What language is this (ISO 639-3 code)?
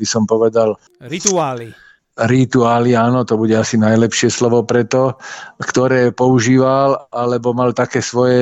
slk